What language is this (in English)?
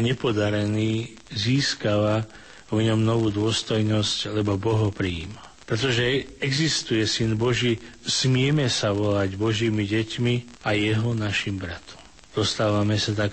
Slovak